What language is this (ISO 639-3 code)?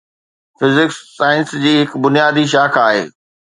snd